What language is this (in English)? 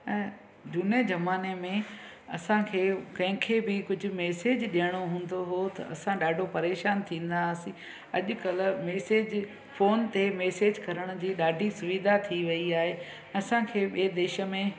Sindhi